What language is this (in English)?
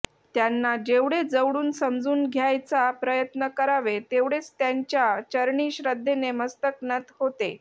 Marathi